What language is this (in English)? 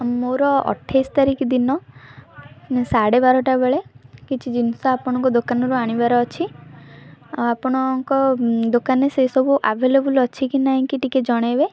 Odia